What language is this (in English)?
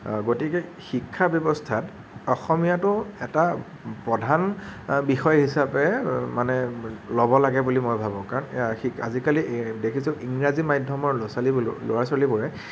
Assamese